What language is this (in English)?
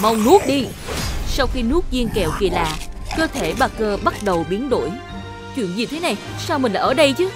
Vietnamese